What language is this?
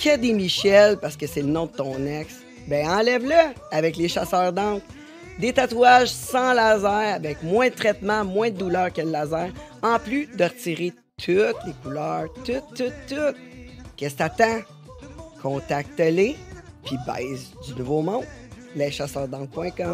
French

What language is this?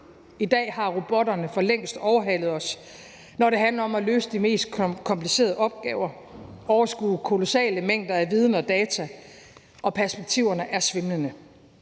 Danish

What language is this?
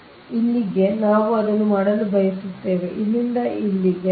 Kannada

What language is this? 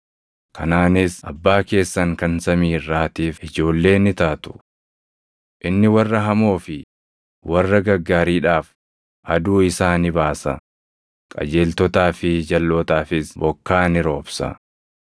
Oromo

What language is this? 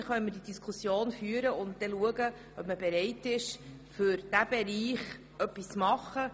Swiss German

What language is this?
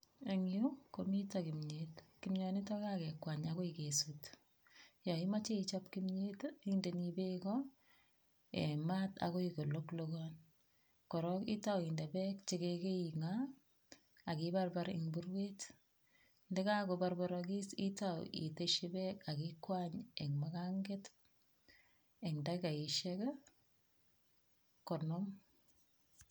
Kalenjin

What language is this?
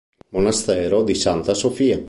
Italian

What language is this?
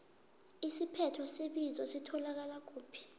South Ndebele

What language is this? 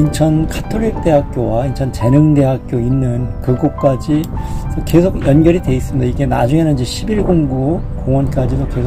Korean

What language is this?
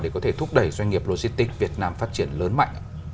Vietnamese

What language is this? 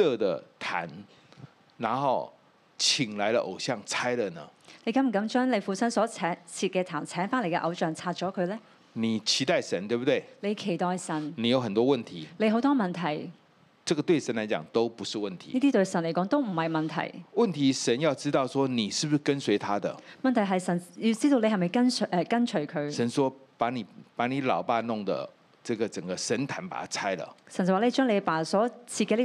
Chinese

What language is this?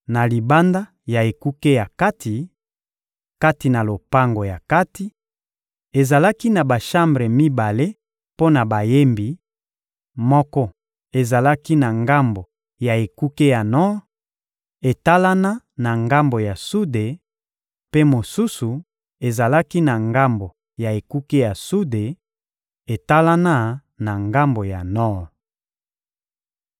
Lingala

